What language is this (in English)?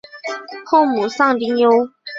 Chinese